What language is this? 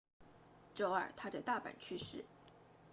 Chinese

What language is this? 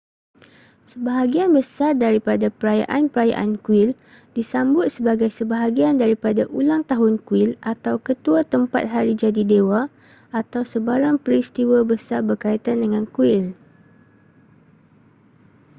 Malay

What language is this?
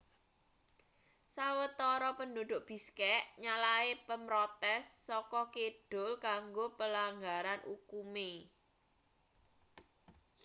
Javanese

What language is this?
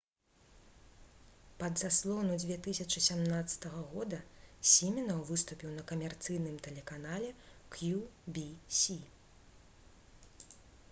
Belarusian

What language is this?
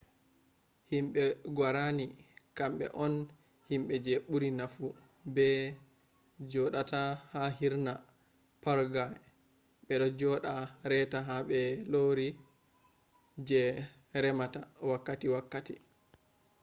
Fula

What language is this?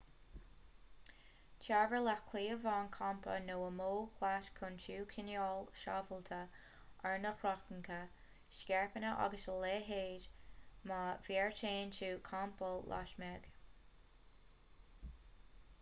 Irish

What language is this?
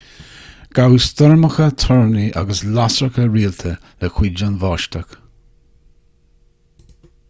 Irish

